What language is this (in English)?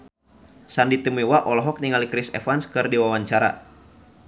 Sundanese